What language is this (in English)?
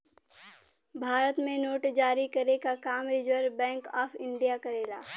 Bhojpuri